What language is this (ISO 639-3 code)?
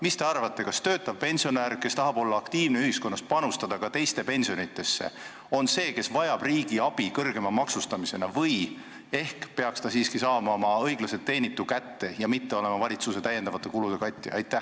est